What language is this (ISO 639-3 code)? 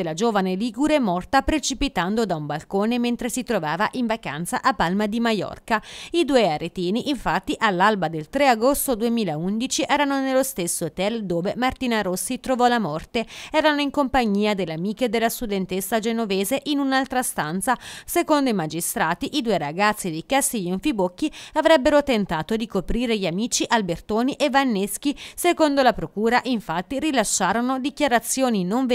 ita